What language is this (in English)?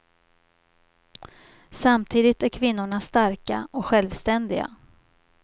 Swedish